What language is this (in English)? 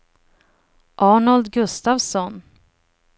Swedish